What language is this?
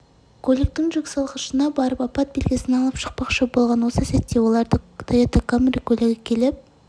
Kazakh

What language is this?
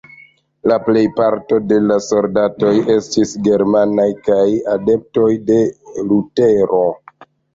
Esperanto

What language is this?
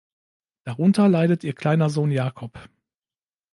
German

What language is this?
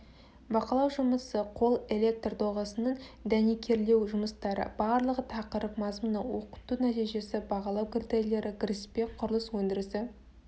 Kazakh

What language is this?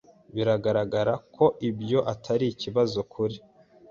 Kinyarwanda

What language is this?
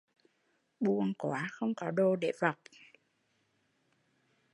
Vietnamese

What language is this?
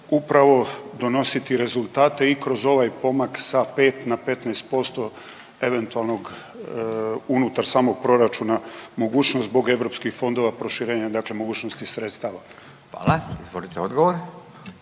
Croatian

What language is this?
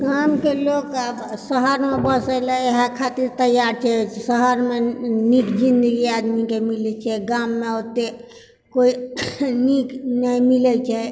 Maithili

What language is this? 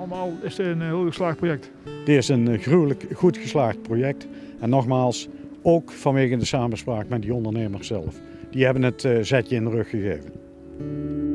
Dutch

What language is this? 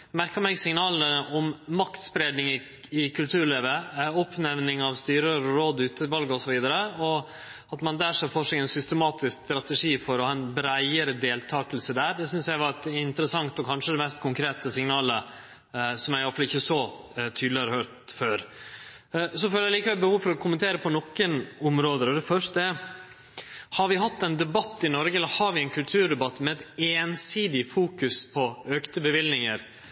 Norwegian Nynorsk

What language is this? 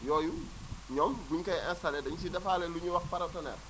Wolof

